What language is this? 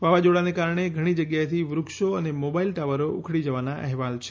Gujarati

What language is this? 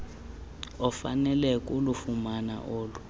Xhosa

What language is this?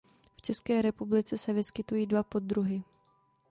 Czech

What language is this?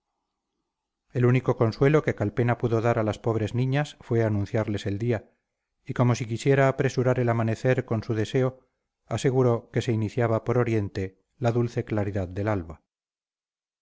Spanish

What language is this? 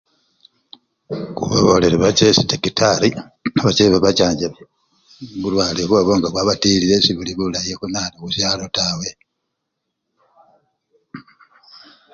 Luyia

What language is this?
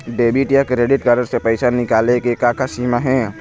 Chhattisgarhi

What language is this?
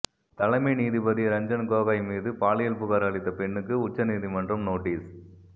Tamil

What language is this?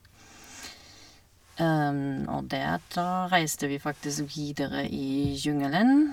Norwegian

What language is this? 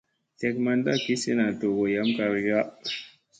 Musey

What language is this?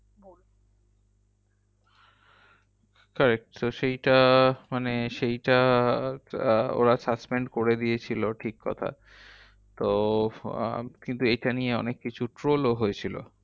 Bangla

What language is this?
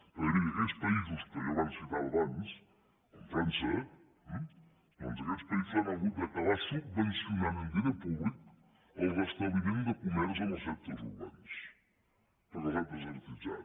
Catalan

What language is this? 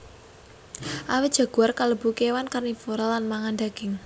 Javanese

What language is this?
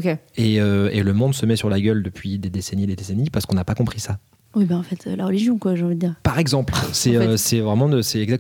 French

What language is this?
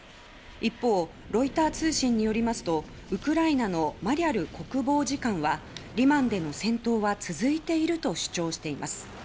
Japanese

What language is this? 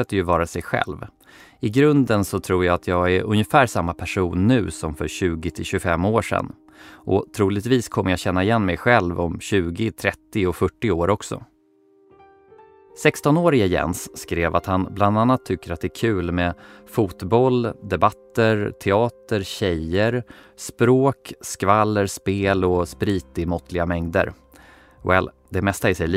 Swedish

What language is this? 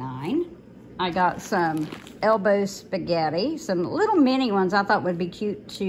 English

